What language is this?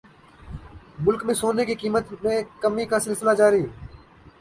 Urdu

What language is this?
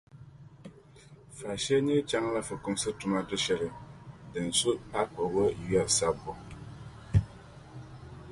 Dagbani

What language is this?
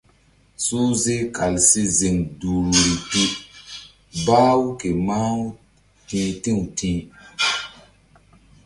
Mbum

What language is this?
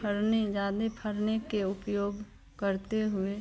Hindi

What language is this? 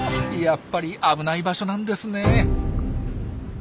Japanese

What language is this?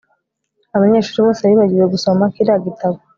Kinyarwanda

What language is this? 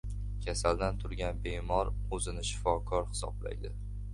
Uzbek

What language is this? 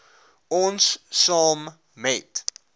Afrikaans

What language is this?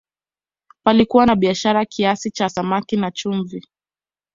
Swahili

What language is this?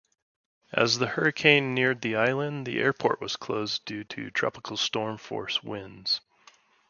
English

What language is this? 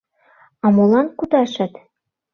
Mari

